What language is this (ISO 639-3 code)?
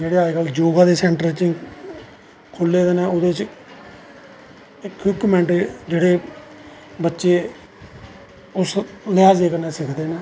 doi